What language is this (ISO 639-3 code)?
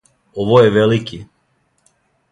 srp